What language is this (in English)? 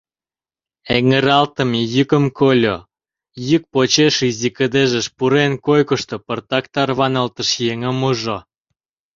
Mari